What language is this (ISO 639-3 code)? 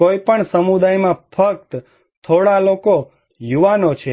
guj